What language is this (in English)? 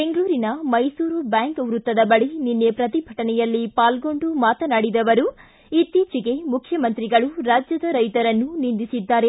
Kannada